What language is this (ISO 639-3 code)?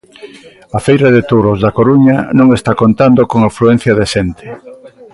glg